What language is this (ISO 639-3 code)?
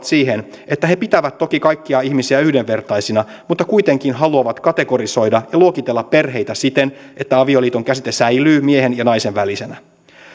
fin